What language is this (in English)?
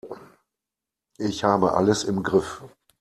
German